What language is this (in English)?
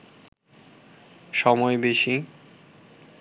Bangla